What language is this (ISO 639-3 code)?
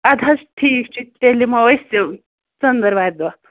kas